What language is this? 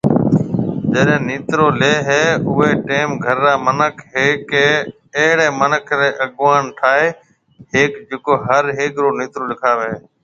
Marwari (Pakistan)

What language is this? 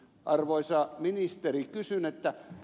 Finnish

